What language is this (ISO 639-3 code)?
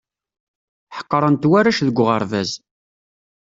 kab